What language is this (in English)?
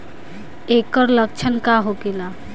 Bhojpuri